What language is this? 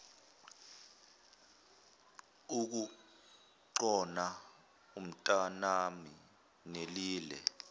Zulu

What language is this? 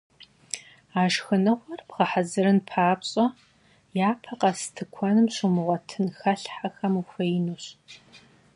Kabardian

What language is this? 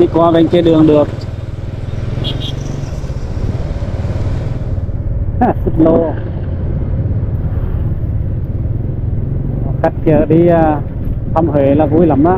Vietnamese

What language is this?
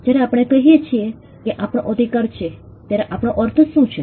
Gujarati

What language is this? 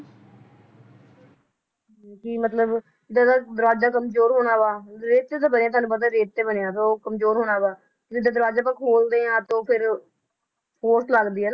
Punjabi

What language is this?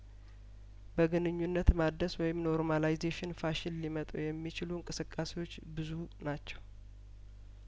Amharic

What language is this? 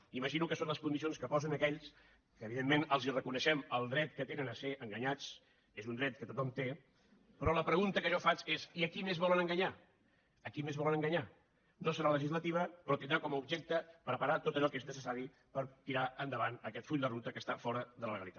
Catalan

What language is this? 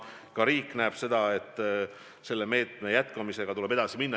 Estonian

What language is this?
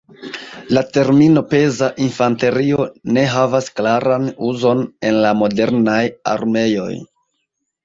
Esperanto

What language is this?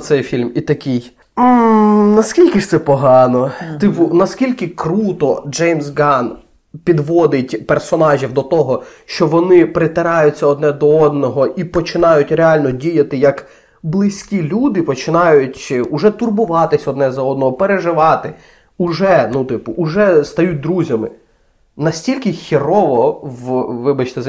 Ukrainian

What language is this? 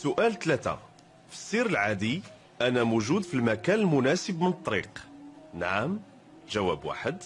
Arabic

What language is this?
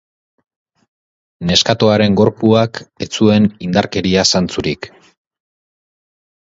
Basque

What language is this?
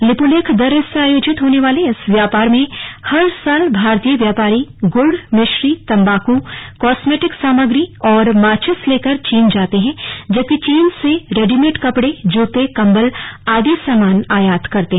Hindi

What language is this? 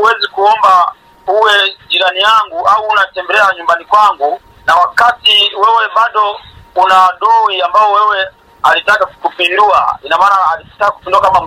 Swahili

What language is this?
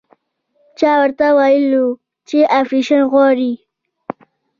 Pashto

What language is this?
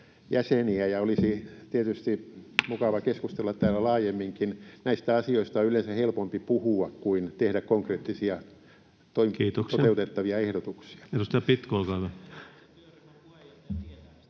Finnish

